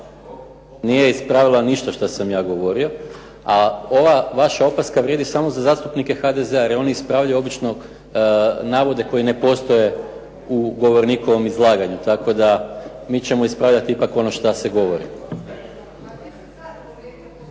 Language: Croatian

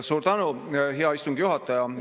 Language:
Estonian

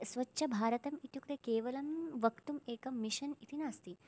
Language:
Sanskrit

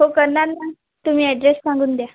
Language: Marathi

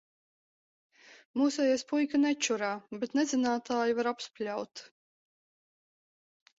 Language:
Latvian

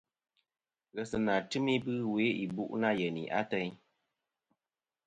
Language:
Kom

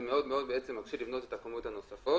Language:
Hebrew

